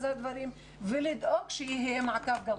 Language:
Hebrew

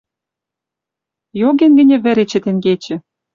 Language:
Western Mari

